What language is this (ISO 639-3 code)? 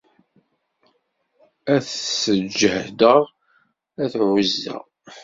kab